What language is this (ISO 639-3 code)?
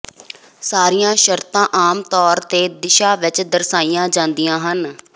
pan